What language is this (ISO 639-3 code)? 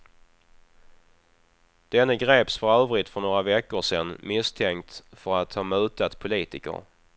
swe